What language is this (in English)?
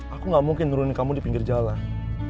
Indonesian